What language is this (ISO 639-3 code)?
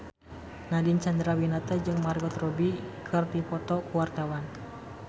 sun